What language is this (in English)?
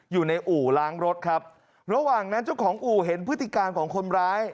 Thai